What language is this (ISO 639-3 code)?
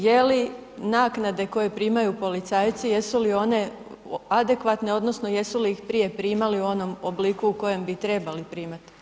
hrv